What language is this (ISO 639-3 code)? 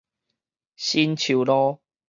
nan